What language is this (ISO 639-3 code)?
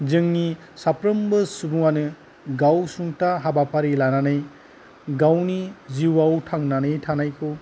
brx